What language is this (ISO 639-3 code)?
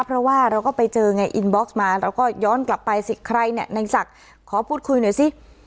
tha